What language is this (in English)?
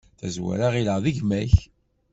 Kabyle